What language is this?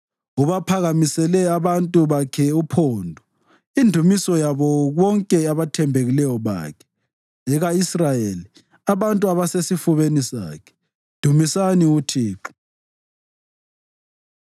North Ndebele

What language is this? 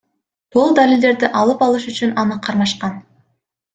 Kyrgyz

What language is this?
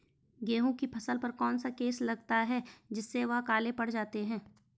Hindi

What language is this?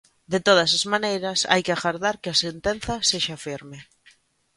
Galician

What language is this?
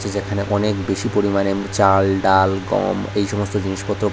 Bangla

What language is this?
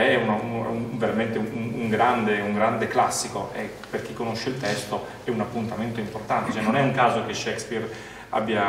Italian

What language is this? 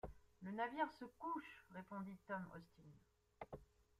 French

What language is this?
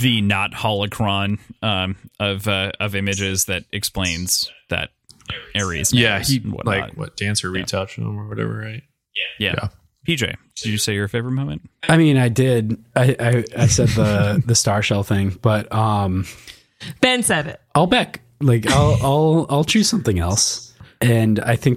English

